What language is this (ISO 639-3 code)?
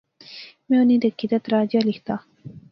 phr